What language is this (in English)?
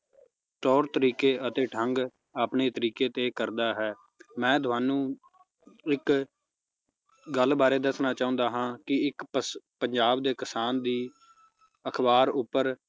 Punjabi